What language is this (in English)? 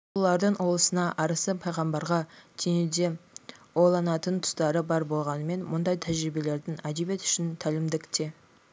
Kazakh